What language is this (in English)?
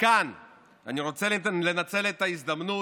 Hebrew